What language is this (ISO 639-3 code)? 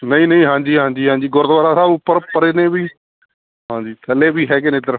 pan